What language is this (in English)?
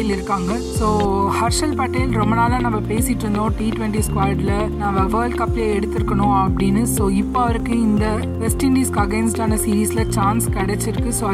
Tamil